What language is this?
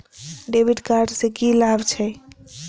Maithili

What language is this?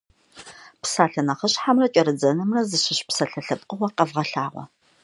Kabardian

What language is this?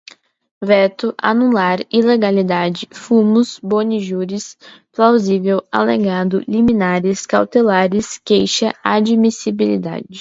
Portuguese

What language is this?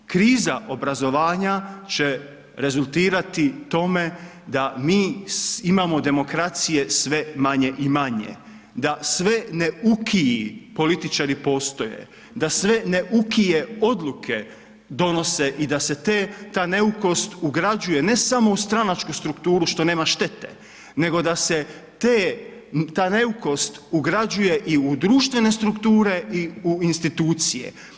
Croatian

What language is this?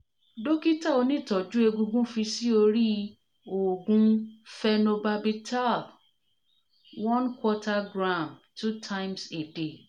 Yoruba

